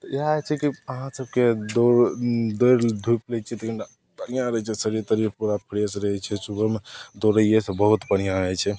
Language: Maithili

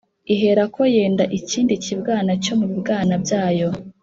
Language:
Kinyarwanda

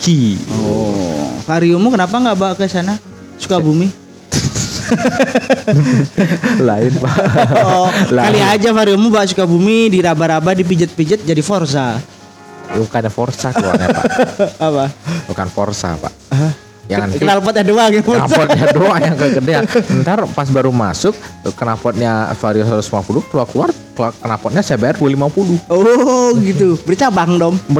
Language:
Indonesian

